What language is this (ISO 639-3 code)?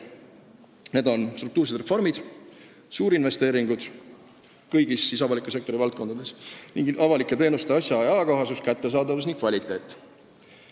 est